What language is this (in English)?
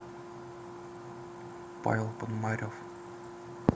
Russian